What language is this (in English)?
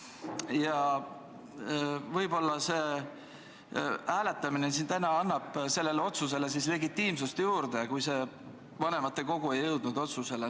Estonian